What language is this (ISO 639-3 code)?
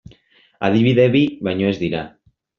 eus